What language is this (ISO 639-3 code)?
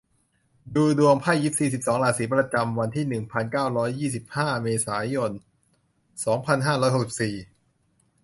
tha